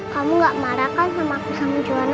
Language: Indonesian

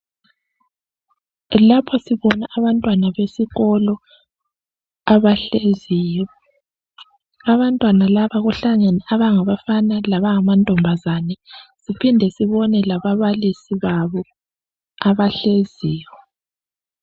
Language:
North Ndebele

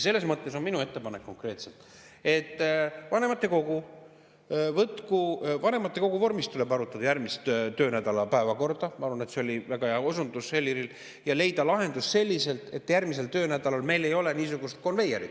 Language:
Estonian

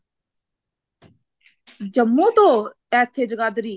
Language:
Punjabi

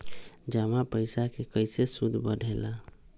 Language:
Magahi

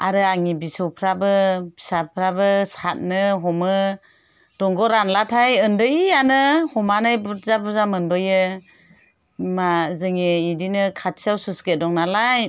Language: Bodo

